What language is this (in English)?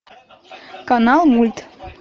Russian